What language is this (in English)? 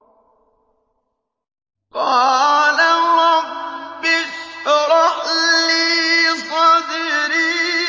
Arabic